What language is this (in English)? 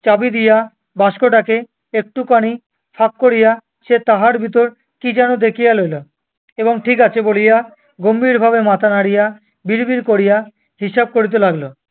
Bangla